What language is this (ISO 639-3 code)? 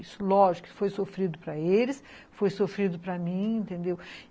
por